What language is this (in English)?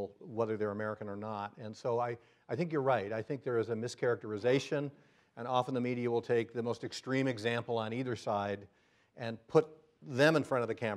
English